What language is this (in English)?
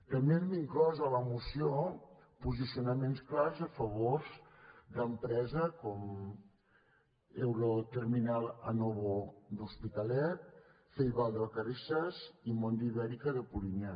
Catalan